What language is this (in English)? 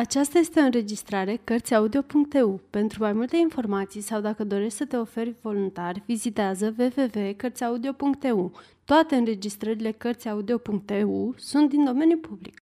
Romanian